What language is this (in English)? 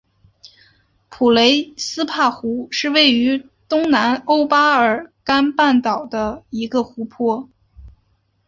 Chinese